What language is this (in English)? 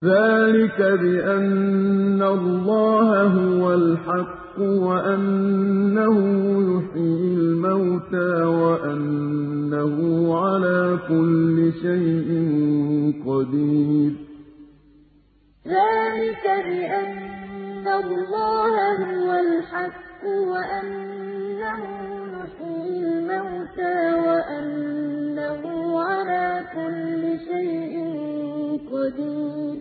Arabic